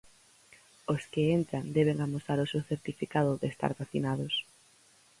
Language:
Galician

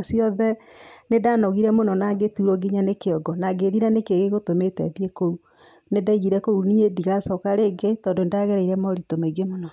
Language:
Kikuyu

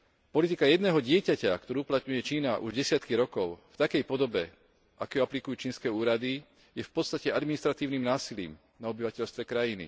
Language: Slovak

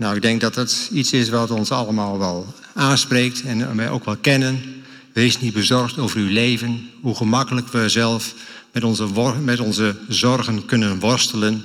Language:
Dutch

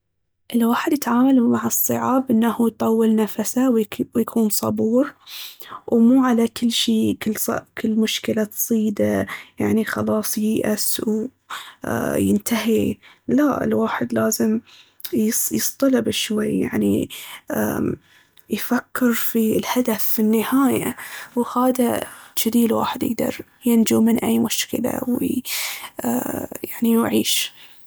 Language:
Baharna Arabic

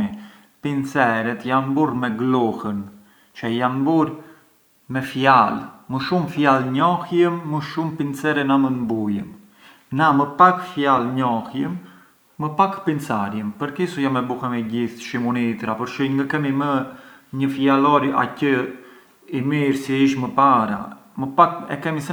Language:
Arbëreshë Albanian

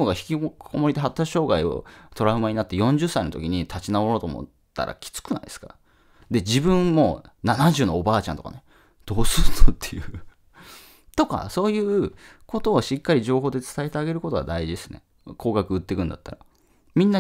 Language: Japanese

